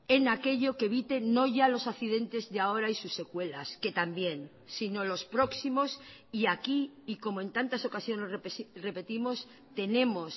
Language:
Spanish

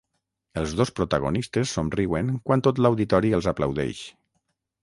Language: Catalan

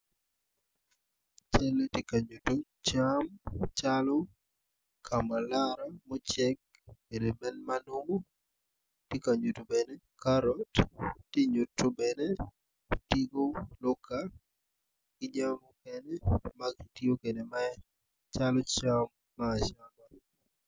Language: Acoli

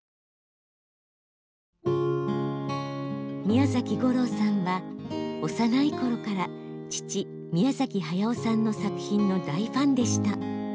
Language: Japanese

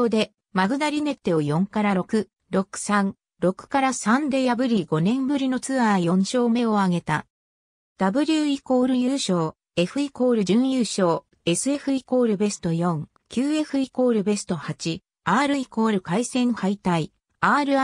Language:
Japanese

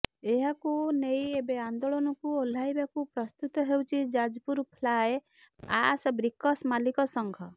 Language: Odia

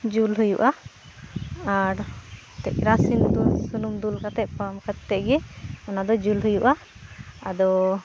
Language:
Santali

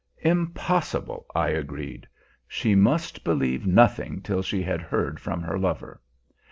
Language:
English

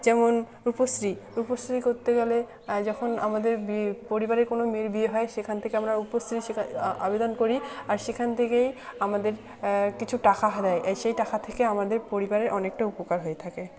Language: Bangla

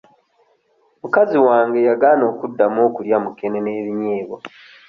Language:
Ganda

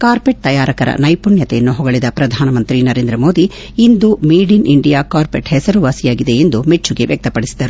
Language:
Kannada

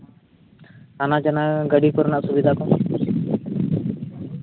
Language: Santali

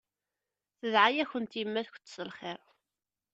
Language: Kabyle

